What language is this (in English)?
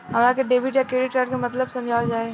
Bhojpuri